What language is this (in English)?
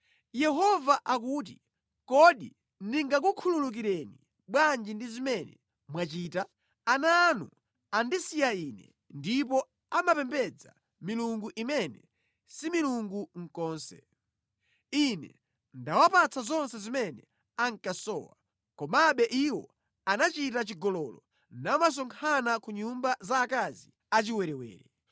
Nyanja